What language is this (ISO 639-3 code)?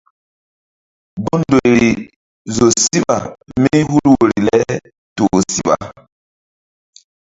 mdd